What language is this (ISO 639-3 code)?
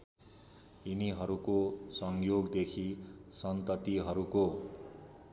nep